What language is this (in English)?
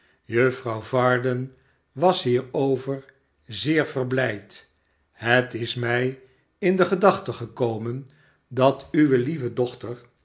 Dutch